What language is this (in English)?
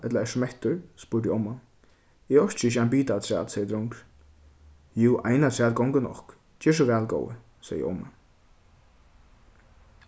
Faroese